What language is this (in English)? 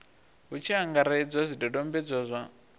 Venda